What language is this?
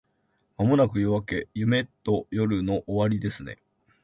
Japanese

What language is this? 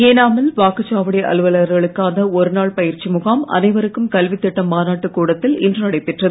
Tamil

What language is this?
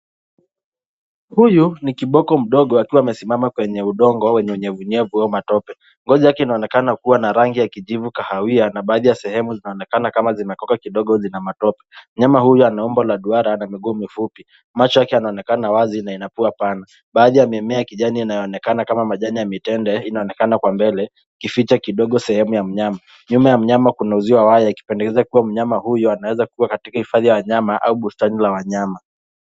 Swahili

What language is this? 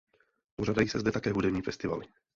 Czech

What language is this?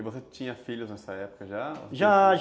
Portuguese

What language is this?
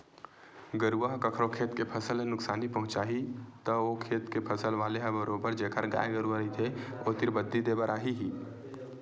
Chhattisgarhi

